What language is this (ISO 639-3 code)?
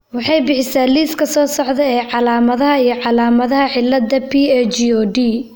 som